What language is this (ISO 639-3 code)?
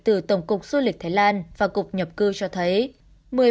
vie